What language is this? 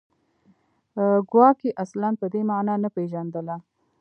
Pashto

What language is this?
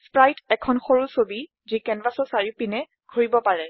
Assamese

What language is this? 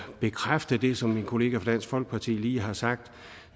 Danish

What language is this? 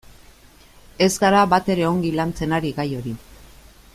Basque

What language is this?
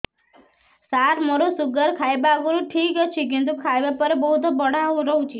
Odia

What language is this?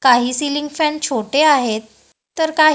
Marathi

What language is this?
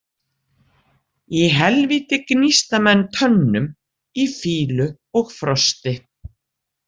Icelandic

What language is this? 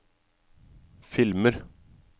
Norwegian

